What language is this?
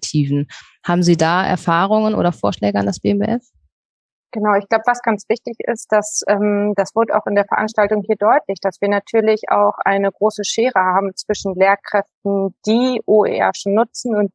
German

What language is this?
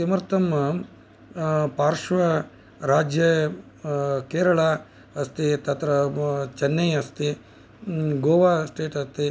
Sanskrit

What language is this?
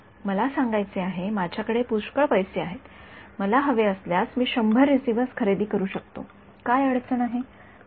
Marathi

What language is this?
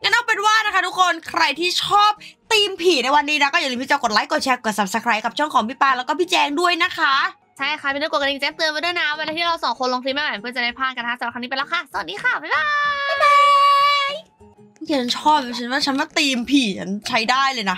Thai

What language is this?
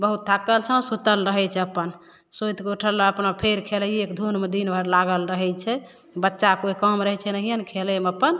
Maithili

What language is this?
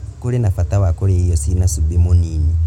Kikuyu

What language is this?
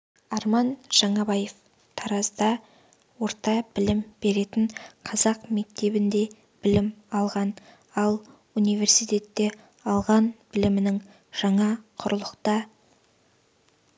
Kazakh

